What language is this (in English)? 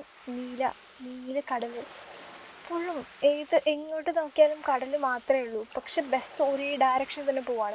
Malayalam